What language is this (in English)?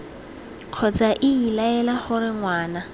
Tswana